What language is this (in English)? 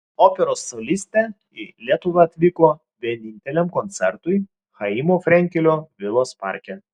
Lithuanian